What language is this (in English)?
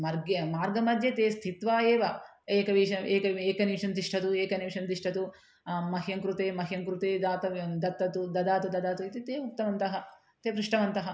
Sanskrit